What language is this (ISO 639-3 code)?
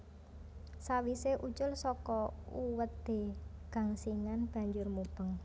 jav